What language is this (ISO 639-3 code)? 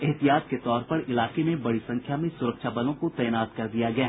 hin